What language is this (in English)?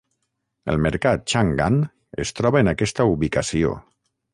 Catalan